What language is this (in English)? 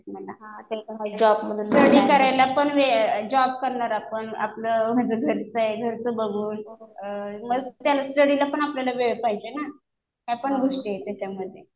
Marathi